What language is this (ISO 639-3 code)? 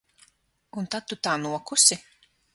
lav